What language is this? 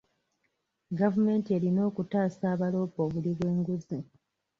Ganda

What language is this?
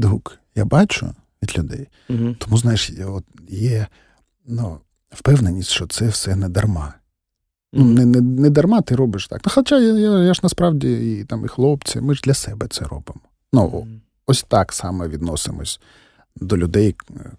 Ukrainian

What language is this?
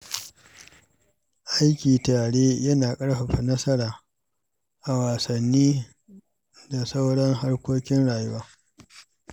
Hausa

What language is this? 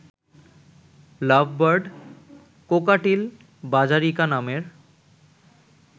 Bangla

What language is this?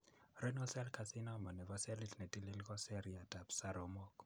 Kalenjin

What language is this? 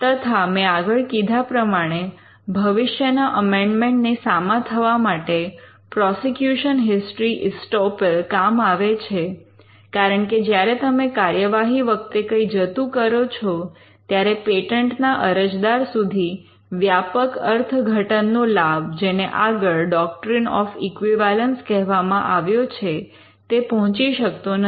Gujarati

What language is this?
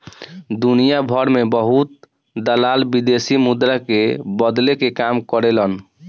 Bhojpuri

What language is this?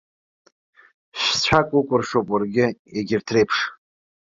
Abkhazian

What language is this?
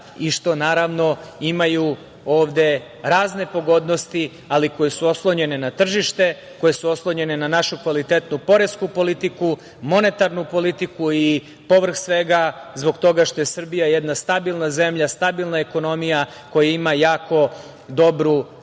Serbian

